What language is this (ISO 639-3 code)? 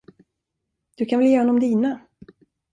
swe